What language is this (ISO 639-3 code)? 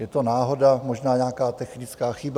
ces